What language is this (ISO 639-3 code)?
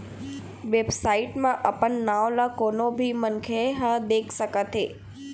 hne